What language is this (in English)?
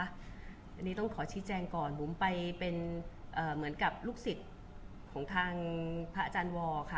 Thai